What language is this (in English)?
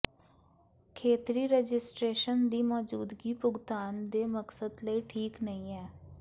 Punjabi